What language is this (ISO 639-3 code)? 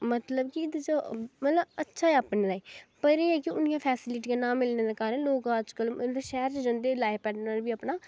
doi